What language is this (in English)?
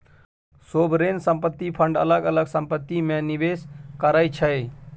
Maithili